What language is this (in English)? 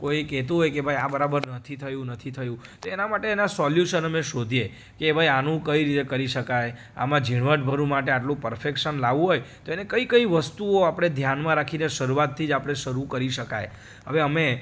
Gujarati